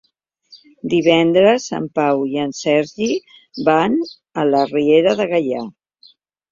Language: Catalan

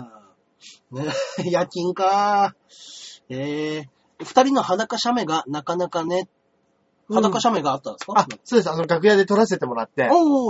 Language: Japanese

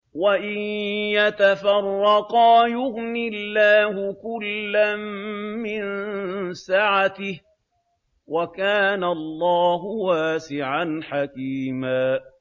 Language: Arabic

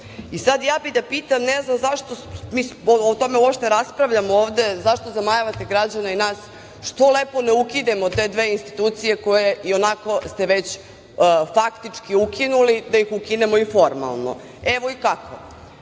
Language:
Serbian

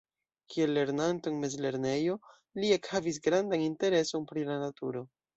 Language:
Esperanto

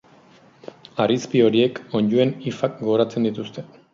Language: Basque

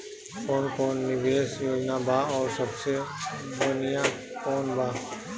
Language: Bhojpuri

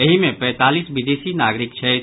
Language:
Maithili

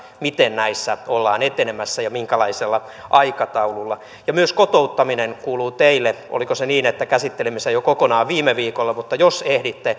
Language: Finnish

